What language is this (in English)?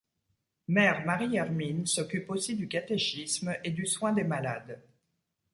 French